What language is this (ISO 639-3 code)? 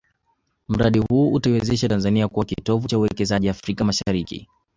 swa